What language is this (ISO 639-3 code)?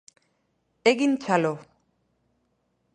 eus